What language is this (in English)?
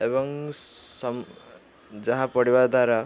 Odia